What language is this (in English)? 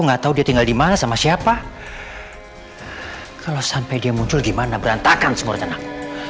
Indonesian